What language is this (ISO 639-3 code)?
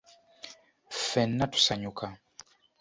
lug